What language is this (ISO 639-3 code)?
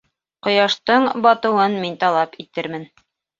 bak